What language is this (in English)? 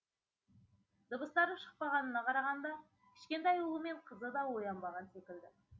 Kazakh